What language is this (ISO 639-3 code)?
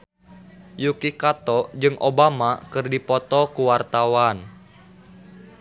sun